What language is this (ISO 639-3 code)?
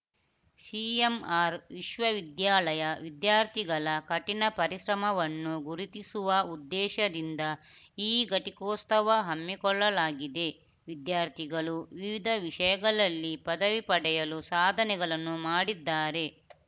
kan